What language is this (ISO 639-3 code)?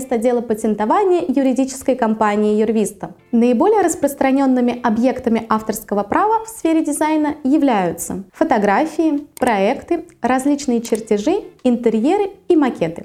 rus